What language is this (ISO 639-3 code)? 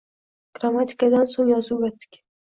uzb